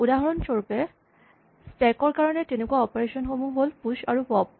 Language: Assamese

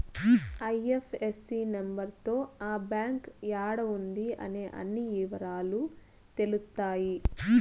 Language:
Telugu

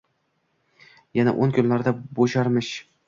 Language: Uzbek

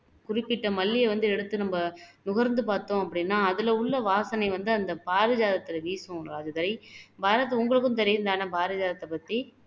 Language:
Tamil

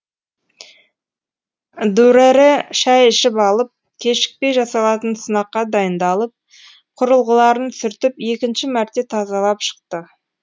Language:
Kazakh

